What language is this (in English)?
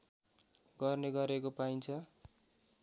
Nepali